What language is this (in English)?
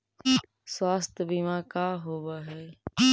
Magahi